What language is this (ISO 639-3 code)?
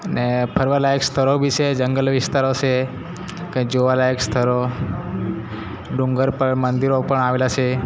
guj